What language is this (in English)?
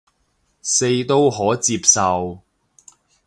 Cantonese